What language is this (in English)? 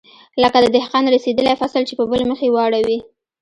Pashto